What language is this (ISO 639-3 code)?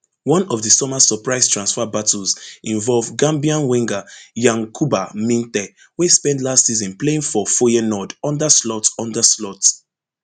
pcm